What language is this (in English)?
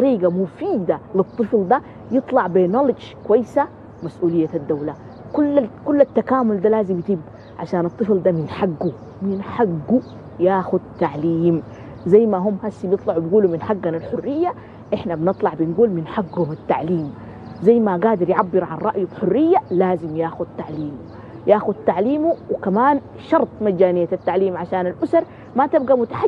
Arabic